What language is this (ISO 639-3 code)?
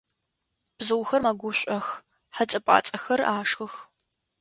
ady